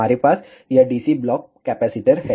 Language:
Hindi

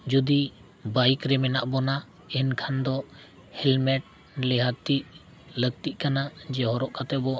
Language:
Santali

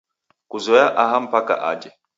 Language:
Taita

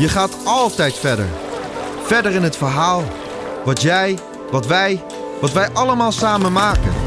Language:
Dutch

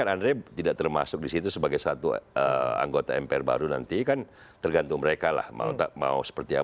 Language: Indonesian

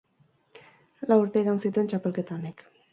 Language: Basque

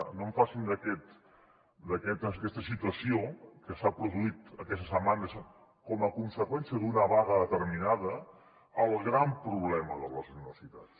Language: Catalan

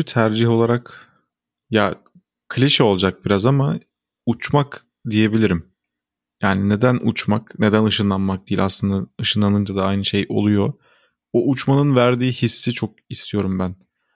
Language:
Turkish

